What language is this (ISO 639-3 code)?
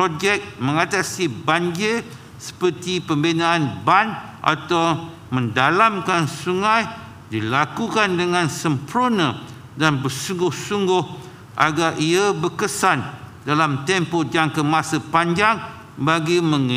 msa